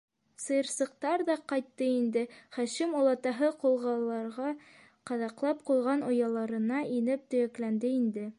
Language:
Bashkir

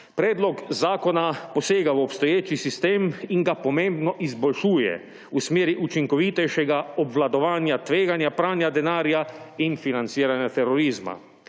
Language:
Slovenian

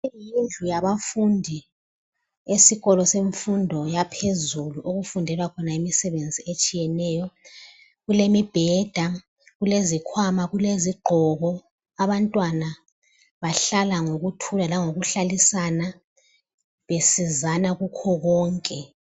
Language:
North Ndebele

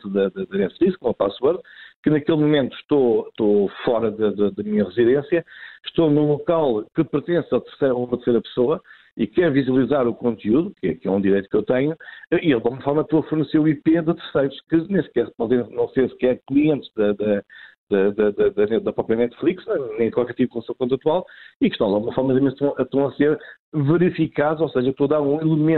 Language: Portuguese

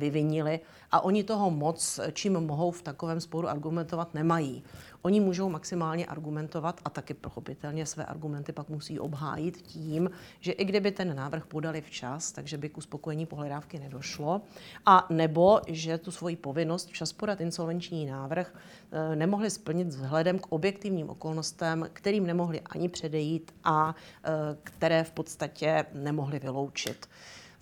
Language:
Czech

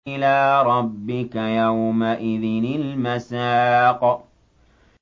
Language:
Arabic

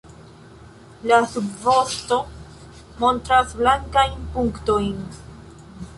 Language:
Esperanto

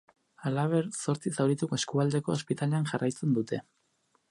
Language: Basque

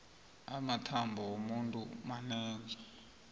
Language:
South Ndebele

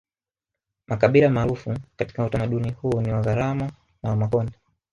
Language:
Swahili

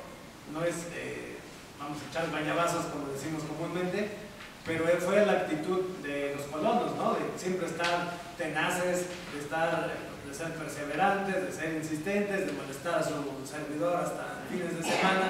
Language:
Spanish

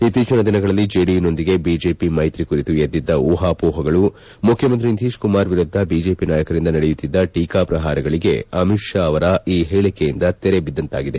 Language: Kannada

